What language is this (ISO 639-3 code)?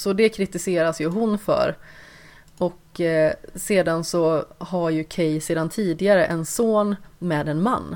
swe